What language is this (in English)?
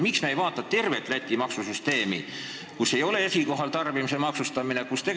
Estonian